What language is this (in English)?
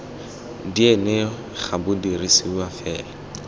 Tswana